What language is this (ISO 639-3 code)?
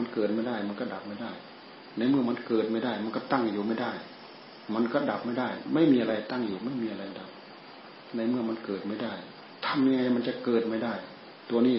tha